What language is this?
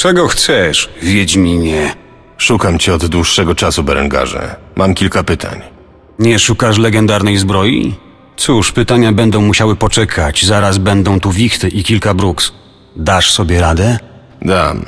Polish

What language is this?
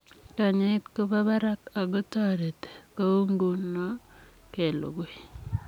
Kalenjin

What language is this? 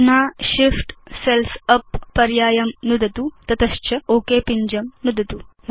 Sanskrit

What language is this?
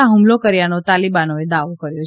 Gujarati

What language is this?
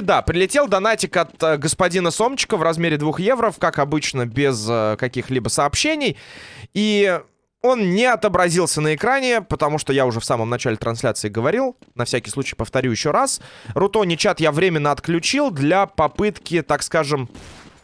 Russian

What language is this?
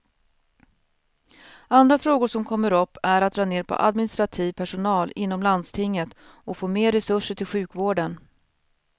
Swedish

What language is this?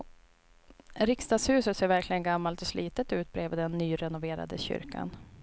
Swedish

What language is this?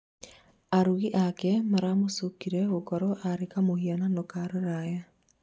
Kikuyu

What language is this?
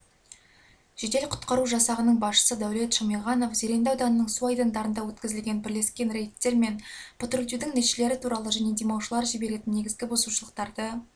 Kazakh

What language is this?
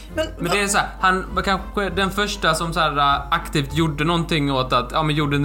Swedish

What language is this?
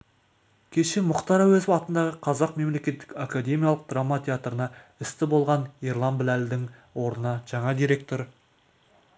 Kazakh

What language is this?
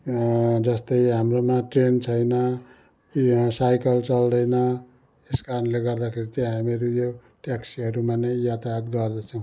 Nepali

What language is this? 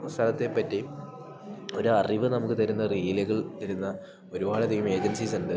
Malayalam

